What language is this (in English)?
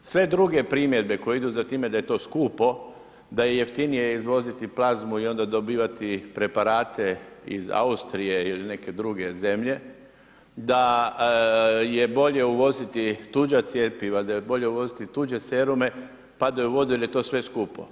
Croatian